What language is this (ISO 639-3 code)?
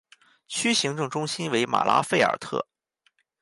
zho